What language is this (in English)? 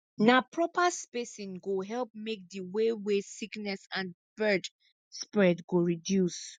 Nigerian Pidgin